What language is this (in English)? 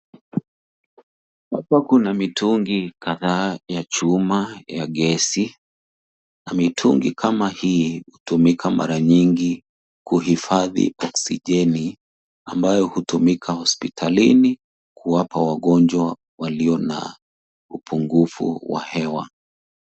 Swahili